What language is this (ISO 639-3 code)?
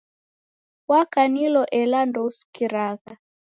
dav